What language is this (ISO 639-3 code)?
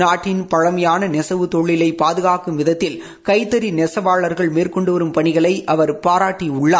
tam